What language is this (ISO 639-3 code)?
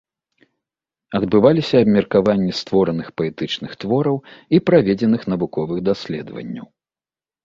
bel